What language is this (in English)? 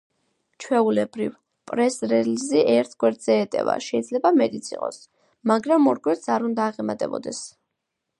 Georgian